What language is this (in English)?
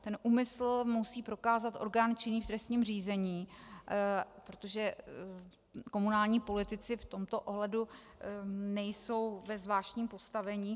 Czech